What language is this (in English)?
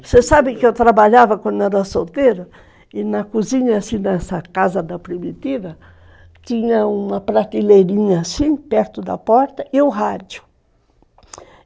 Portuguese